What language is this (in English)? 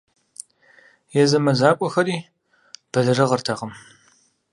Kabardian